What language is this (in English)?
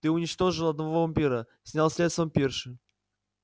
Russian